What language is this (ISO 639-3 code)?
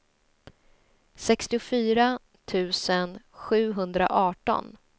swe